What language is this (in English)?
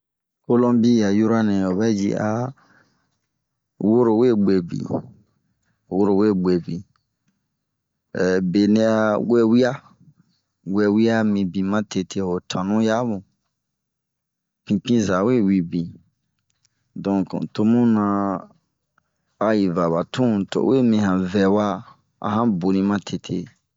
Bomu